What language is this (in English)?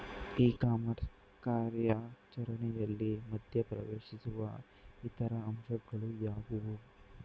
Kannada